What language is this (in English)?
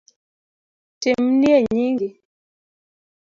Luo (Kenya and Tanzania)